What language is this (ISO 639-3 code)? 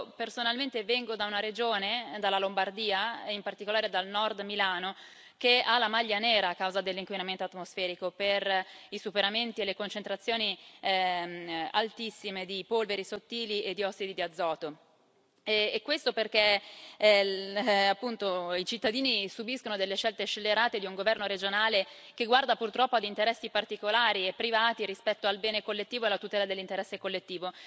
ita